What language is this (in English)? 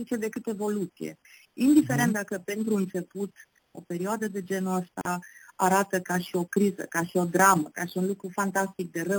Romanian